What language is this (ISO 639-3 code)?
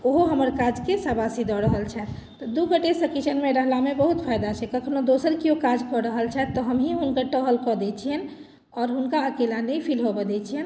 mai